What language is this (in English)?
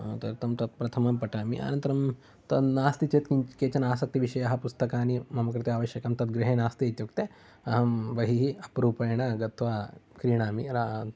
Sanskrit